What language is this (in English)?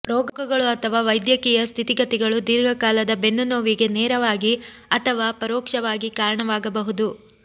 Kannada